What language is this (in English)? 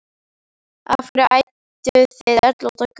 Icelandic